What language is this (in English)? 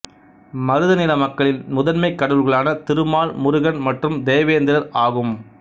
Tamil